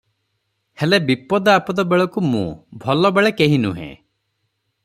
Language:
Odia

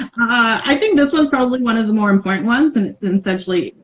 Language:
English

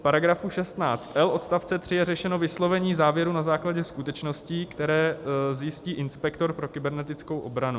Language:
Czech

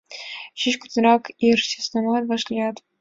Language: Mari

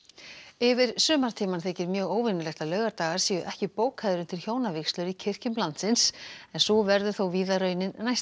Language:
Icelandic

